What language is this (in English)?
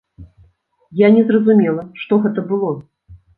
Belarusian